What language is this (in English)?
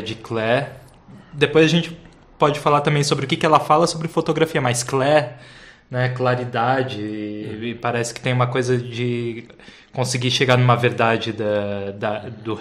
Portuguese